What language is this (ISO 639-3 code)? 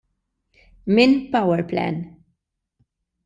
mlt